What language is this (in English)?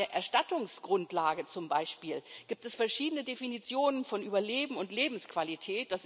German